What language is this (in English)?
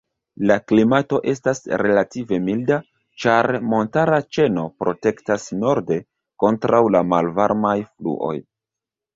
Esperanto